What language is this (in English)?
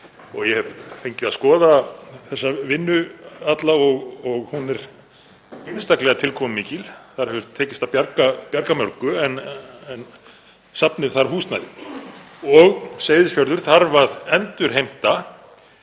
Icelandic